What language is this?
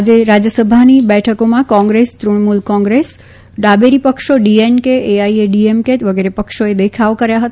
Gujarati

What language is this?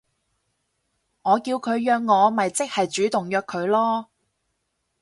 Cantonese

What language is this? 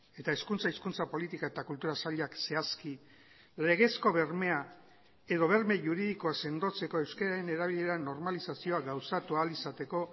Basque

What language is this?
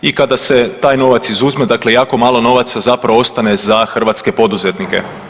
Croatian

